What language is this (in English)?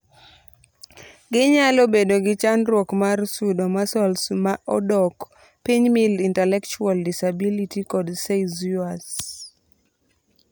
Luo (Kenya and Tanzania)